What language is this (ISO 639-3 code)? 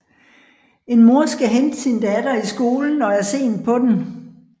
dan